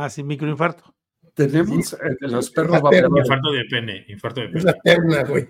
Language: Spanish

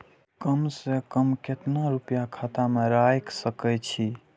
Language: Maithili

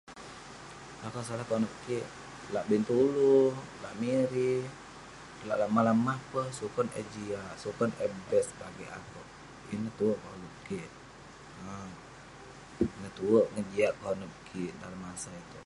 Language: Western Penan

